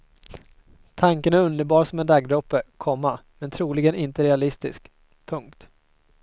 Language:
Swedish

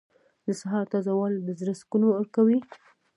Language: Pashto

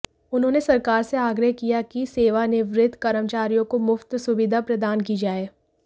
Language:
Hindi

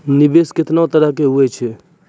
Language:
Maithili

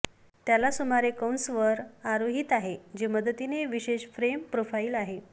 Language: Marathi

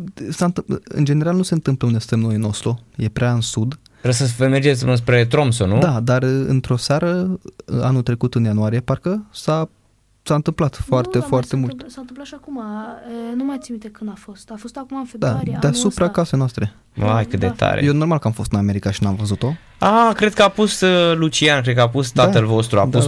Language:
Romanian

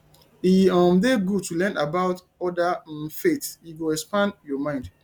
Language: Nigerian Pidgin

